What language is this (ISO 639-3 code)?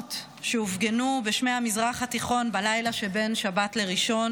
heb